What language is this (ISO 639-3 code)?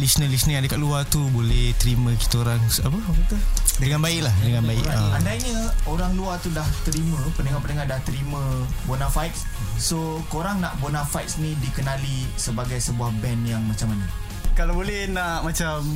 msa